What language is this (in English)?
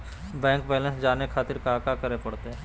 Magahi